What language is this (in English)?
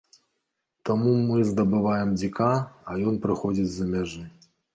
Belarusian